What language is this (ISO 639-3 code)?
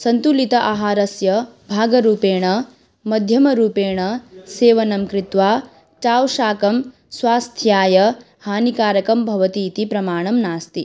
san